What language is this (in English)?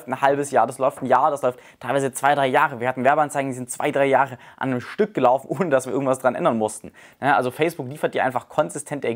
German